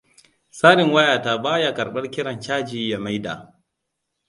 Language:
Hausa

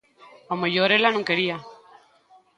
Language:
Galician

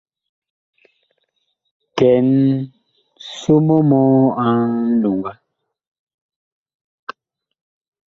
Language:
Bakoko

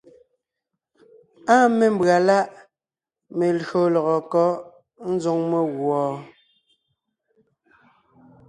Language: Ngiemboon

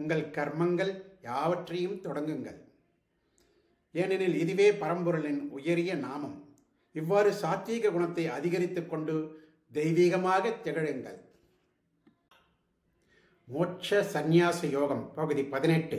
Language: Arabic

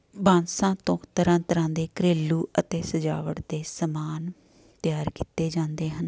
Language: Punjabi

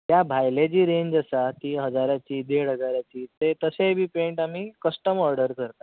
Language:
Konkani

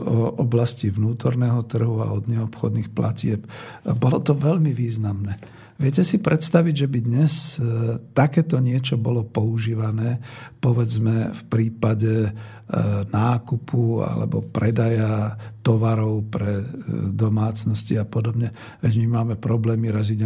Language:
Slovak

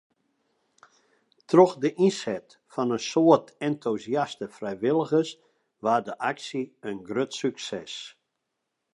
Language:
Western Frisian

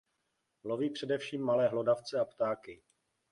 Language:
Czech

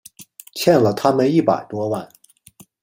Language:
Chinese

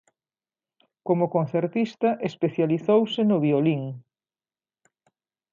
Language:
Galician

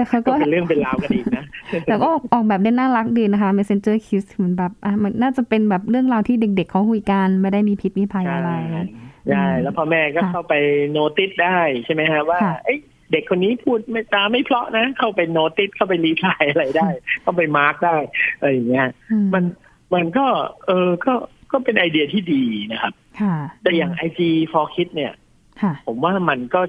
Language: Thai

